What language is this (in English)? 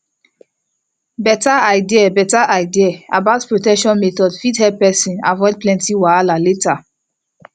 Nigerian Pidgin